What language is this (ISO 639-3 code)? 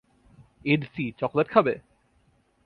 ben